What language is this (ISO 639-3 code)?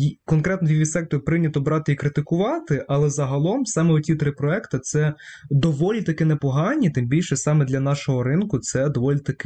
ukr